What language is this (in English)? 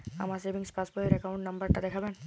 Bangla